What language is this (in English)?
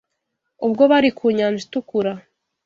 Kinyarwanda